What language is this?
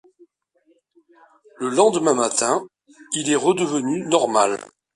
French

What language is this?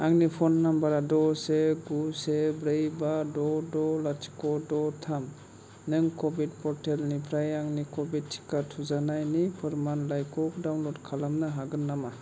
Bodo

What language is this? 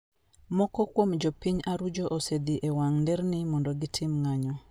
Luo (Kenya and Tanzania)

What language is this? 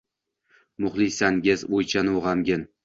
Uzbek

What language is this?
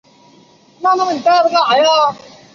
Chinese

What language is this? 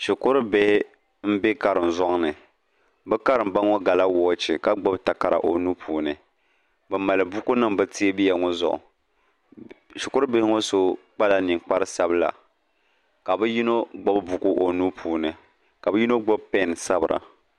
Dagbani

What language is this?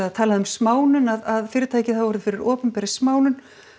Icelandic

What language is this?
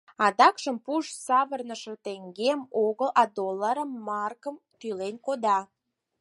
Mari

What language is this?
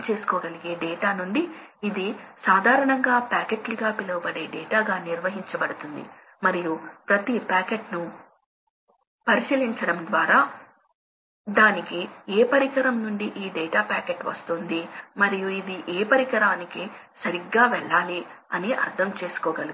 Telugu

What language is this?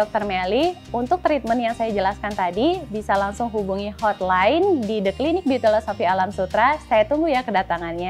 Indonesian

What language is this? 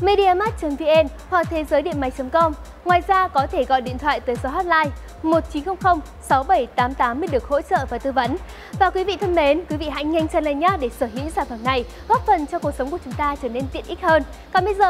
Vietnamese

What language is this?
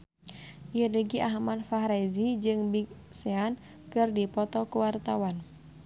Sundanese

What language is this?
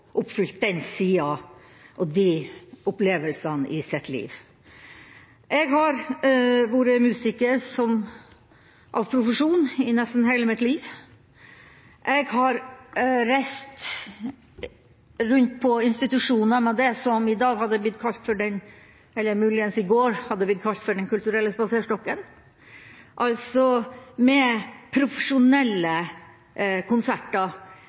Norwegian Bokmål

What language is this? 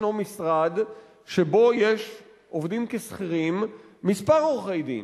Hebrew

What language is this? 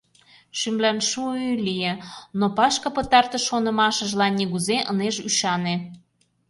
Mari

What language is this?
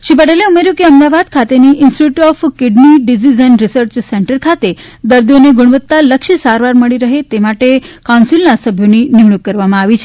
Gujarati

